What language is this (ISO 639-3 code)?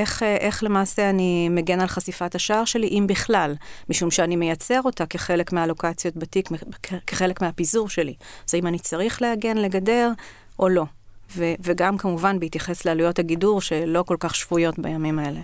heb